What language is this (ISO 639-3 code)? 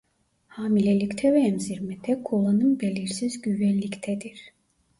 tur